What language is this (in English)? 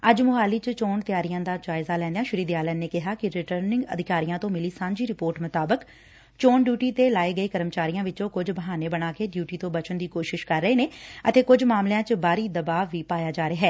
Punjabi